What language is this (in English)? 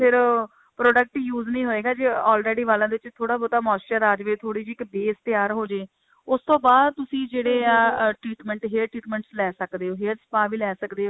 Punjabi